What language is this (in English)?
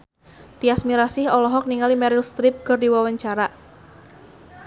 Sundanese